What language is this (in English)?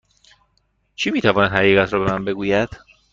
Persian